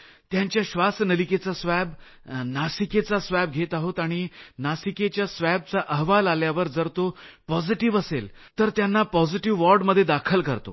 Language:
Marathi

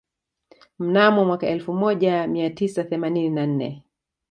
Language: Swahili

